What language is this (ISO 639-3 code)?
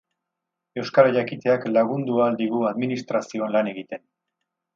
eus